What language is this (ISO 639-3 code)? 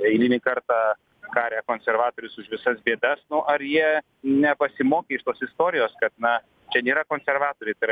lit